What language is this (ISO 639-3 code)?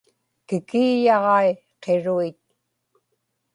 ipk